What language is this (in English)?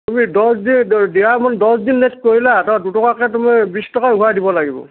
Assamese